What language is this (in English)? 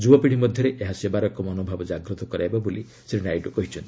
Odia